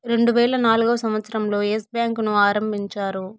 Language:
Telugu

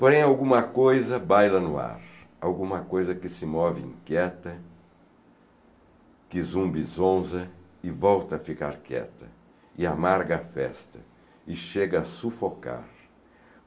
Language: Portuguese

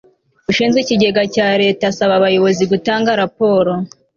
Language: Kinyarwanda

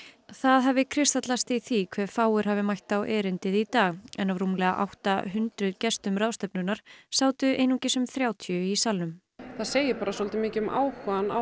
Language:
Icelandic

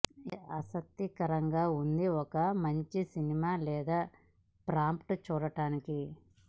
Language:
Telugu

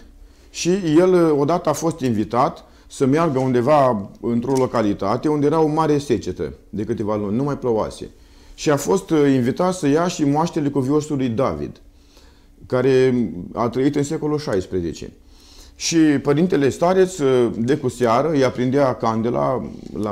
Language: Romanian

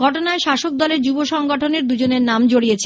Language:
Bangla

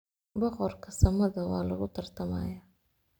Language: Somali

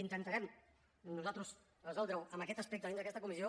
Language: Catalan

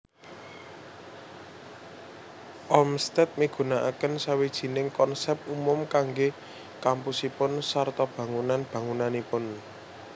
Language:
Javanese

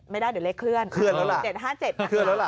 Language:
Thai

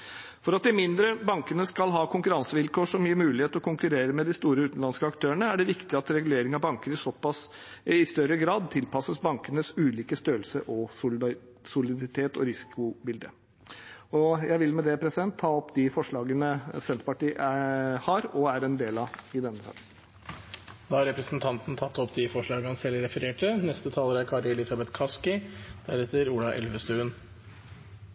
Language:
Norwegian Bokmål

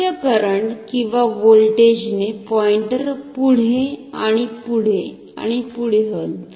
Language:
Marathi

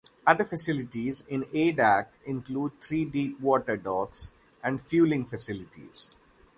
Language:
English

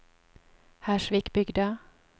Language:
Norwegian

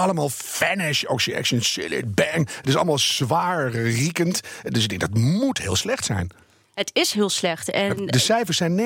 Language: Dutch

